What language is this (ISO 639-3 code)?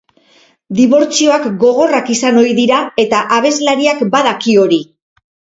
eus